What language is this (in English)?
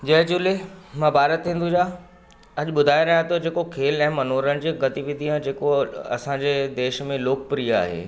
Sindhi